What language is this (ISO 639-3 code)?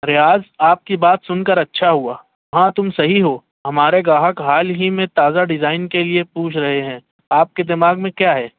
urd